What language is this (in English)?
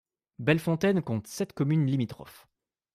French